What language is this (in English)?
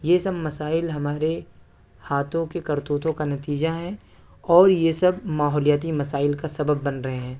Urdu